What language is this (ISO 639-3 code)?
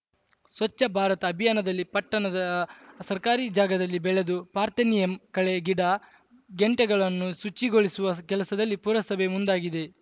kan